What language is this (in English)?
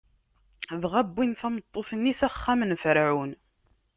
Kabyle